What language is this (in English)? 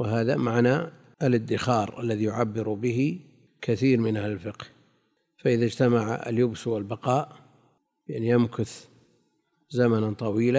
Arabic